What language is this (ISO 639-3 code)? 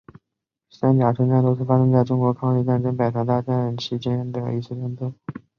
zho